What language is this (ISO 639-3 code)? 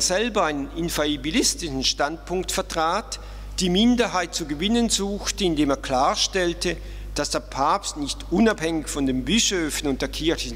deu